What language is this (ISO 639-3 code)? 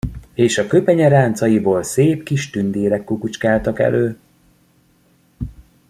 hun